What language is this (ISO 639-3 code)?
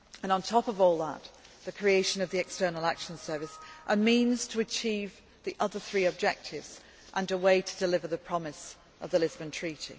eng